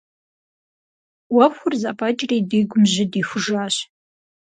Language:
Kabardian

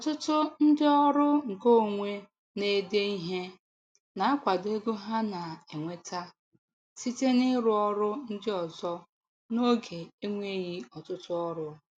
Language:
Igbo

